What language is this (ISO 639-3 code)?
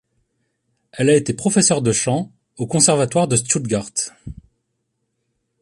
fra